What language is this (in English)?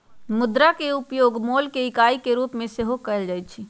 Magahi